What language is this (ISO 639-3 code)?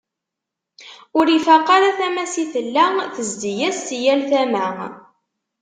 kab